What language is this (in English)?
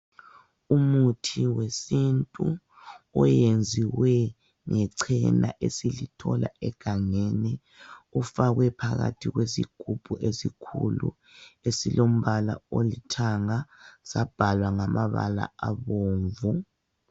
North Ndebele